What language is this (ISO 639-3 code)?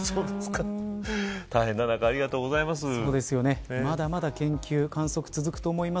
jpn